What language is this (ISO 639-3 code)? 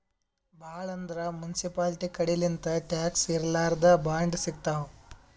kan